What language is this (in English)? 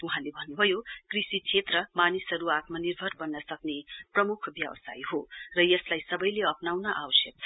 Nepali